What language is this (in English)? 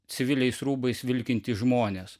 Lithuanian